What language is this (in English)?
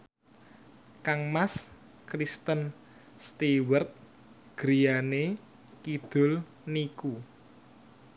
Javanese